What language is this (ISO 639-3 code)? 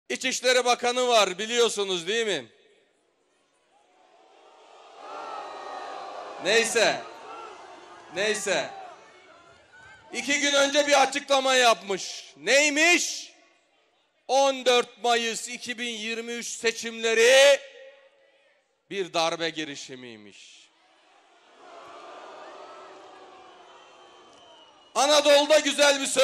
tur